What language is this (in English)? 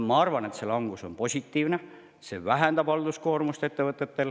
Estonian